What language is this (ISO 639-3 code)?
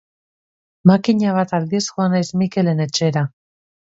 eus